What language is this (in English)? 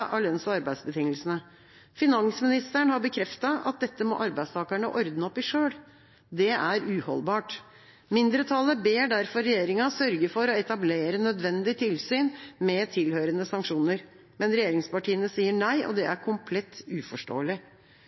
Norwegian Bokmål